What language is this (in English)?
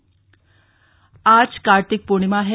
Hindi